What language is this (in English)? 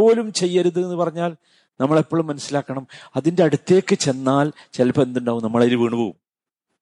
Malayalam